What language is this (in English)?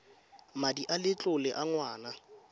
Tswana